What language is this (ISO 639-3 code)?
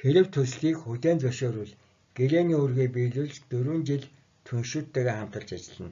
tur